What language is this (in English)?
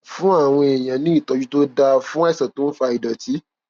Yoruba